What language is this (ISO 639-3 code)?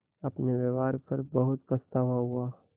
hin